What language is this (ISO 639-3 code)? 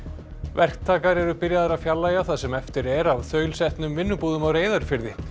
isl